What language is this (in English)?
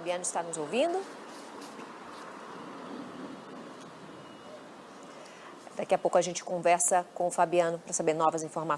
Portuguese